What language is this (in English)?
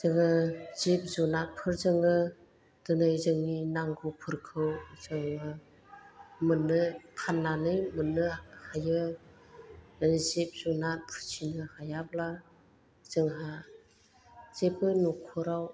Bodo